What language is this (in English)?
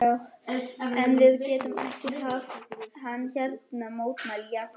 Icelandic